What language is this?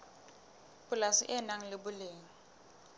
Southern Sotho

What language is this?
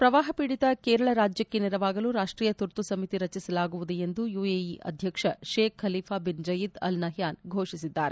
Kannada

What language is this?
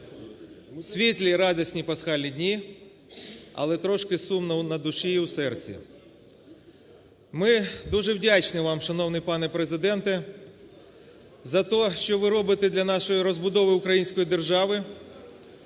Ukrainian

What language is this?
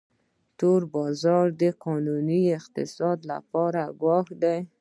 Pashto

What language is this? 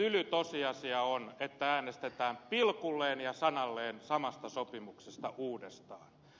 Finnish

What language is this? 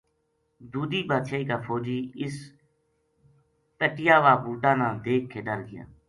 Gujari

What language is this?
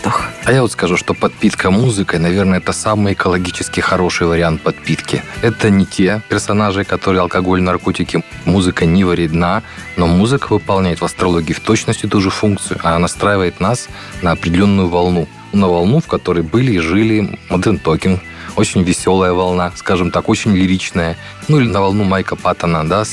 Russian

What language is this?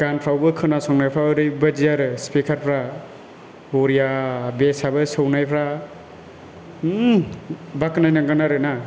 Bodo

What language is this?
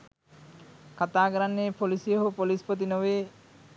Sinhala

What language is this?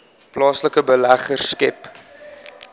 Afrikaans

